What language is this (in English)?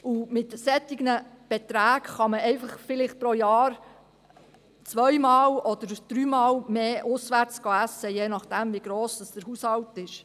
Swiss German